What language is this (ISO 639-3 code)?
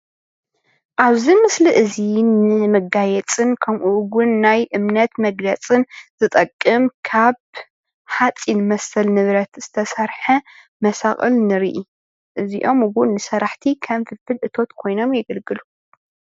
tir